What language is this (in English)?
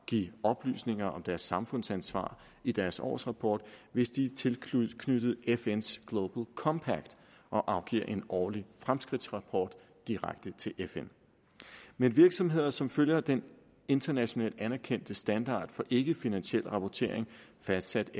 Danish